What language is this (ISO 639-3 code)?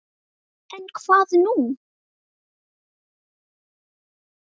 isl